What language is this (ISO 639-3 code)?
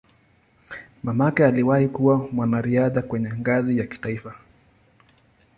swa